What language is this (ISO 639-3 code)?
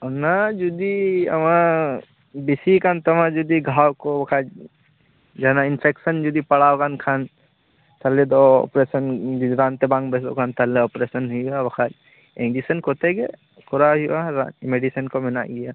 sat